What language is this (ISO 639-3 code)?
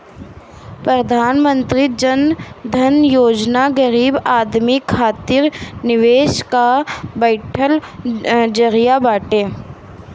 bho